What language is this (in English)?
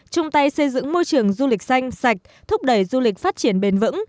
Vietnamese